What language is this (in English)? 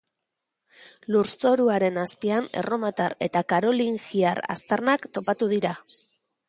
Basque